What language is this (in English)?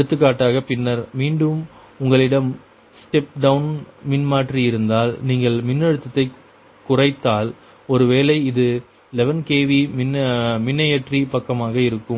Tamil